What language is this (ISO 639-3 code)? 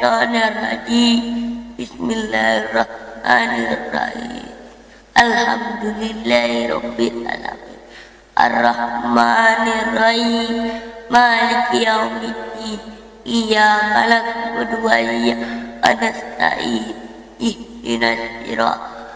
eng